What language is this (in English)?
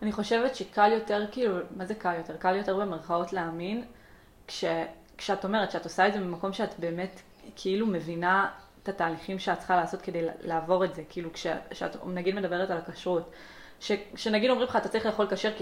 Hebrew